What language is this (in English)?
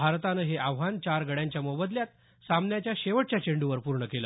Marathi